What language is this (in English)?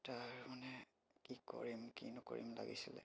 Assamese